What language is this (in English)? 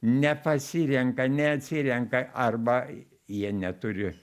Lithuanian